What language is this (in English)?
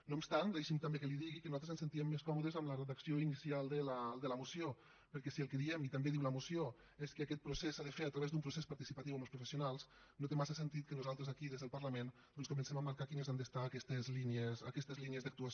Catalan